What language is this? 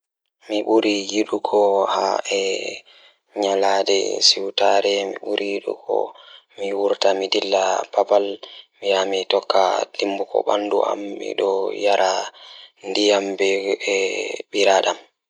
Fula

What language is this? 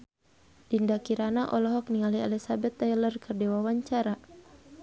Sundanese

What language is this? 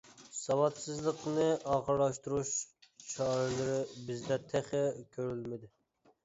Uyghur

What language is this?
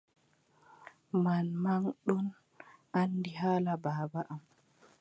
Adamawa Fulfulde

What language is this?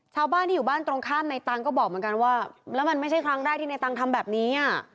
Thai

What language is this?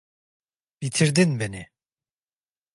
Turkish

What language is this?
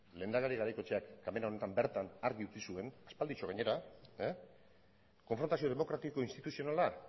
Basque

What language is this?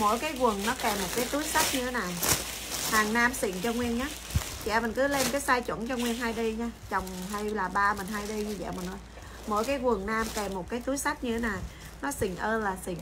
Vietnamese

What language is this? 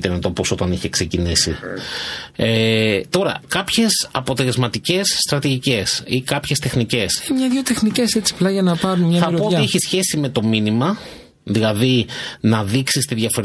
Greek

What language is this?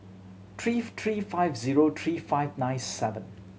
English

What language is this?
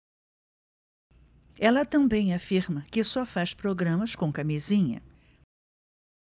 Portuguese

